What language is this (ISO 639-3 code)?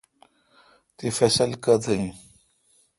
xka